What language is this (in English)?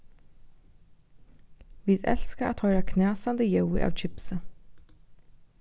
Faroese